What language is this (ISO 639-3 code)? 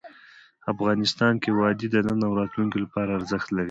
pus